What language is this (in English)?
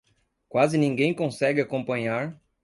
Portuguese